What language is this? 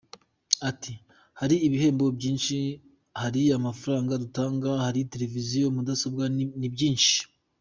Kinyarwanda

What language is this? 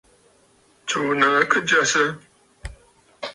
Bafut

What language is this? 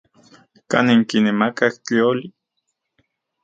Central Puebla Nahuatl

